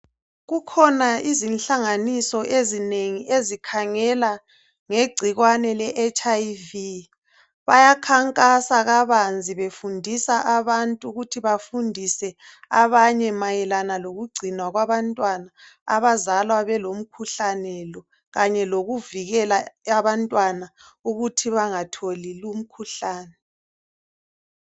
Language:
North Ndebele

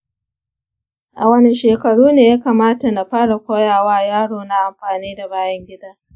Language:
Hausa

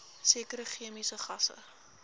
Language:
Afrikaans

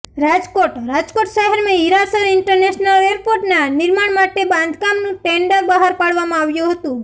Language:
Gujarati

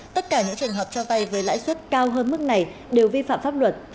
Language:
Vietnamese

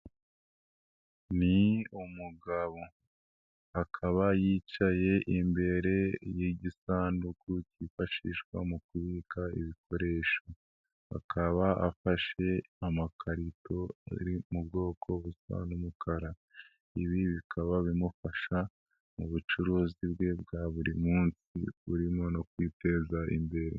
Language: Kinyarwanda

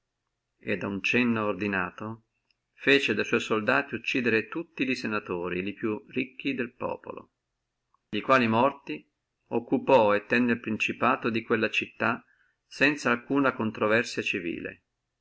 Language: Italian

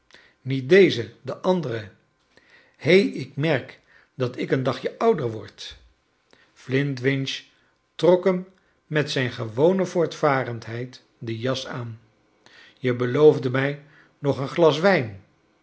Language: Dutch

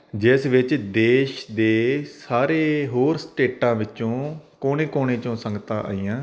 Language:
Punjabi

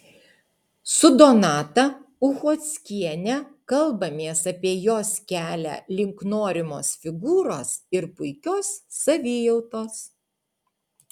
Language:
Lithuanian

